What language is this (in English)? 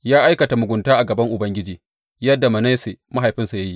Hausa